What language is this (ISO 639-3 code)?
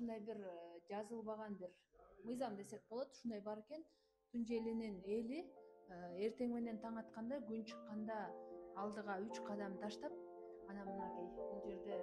tur